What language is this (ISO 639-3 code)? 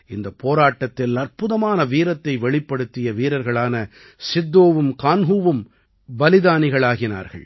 tam